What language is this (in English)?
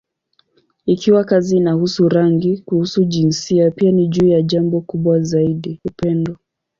Swahili